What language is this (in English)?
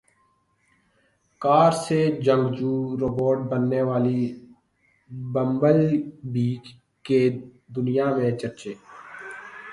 Urdu